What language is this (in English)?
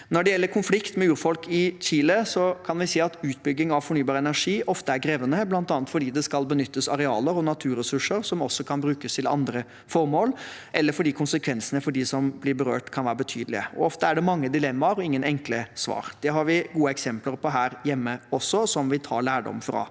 Norwegian